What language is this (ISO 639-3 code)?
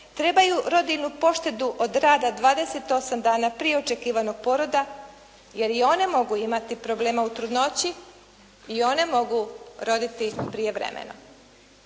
hrv